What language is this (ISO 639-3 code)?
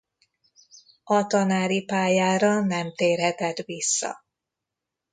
hun